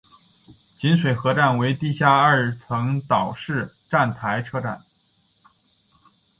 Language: Chinese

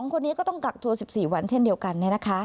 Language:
Thai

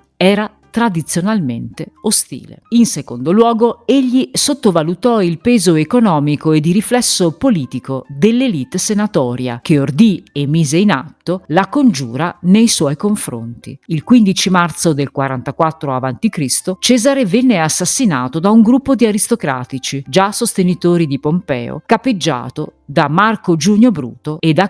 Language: Italian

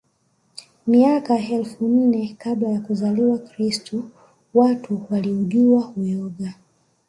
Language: Swahili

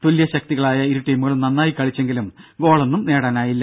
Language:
Malayalam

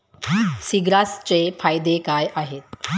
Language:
Marathi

